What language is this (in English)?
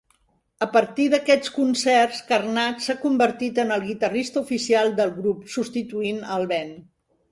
Catalan